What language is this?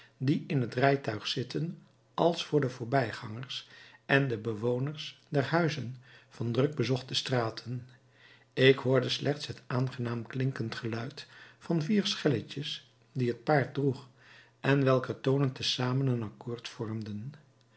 Dutch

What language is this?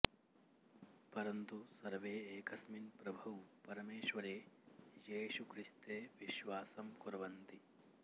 Sanskrit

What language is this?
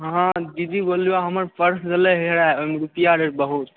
Maithili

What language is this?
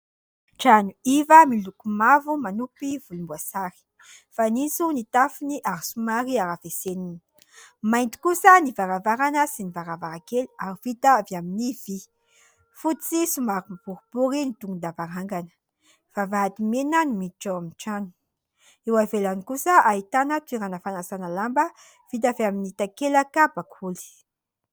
Malagasy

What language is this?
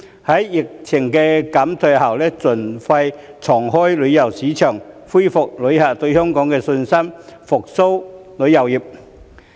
Cantonese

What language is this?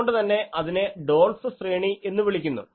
Malayalam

